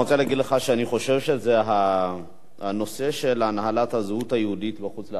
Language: Hebrew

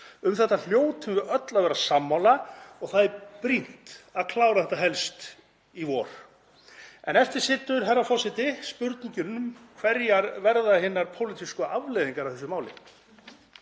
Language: Icelandic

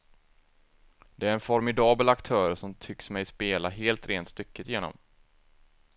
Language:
Swedish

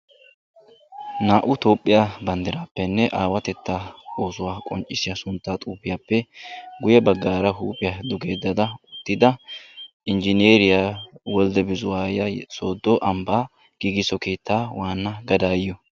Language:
Wolaytta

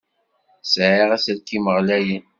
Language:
Kabyle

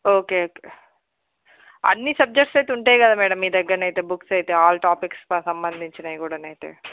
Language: Telugu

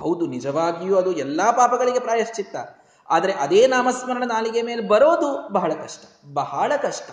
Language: Kannada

